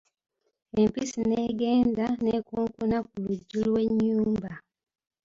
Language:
Ganda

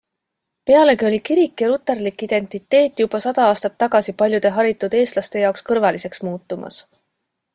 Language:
Estonian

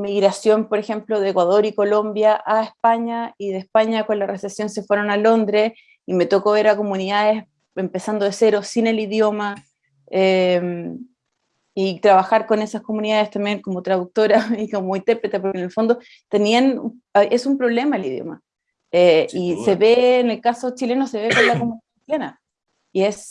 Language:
Spanish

